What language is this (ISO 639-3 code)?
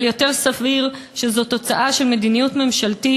heb